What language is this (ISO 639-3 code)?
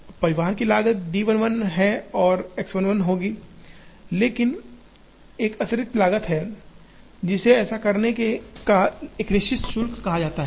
hin